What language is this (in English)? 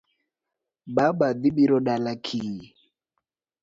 Luo (Kenya and Tanzania)